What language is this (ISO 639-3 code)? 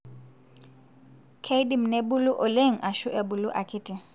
mas